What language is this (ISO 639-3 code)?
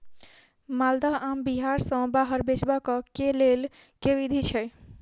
mai